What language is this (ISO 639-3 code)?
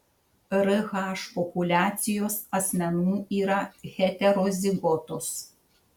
lit